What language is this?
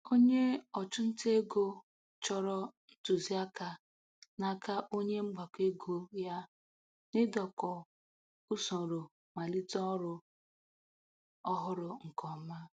Igbo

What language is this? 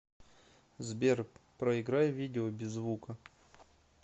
Russian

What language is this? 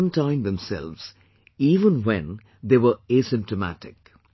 English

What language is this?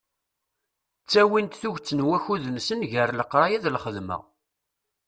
Kabyle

